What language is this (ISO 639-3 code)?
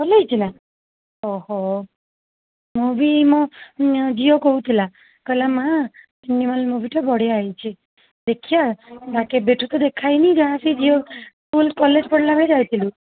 ori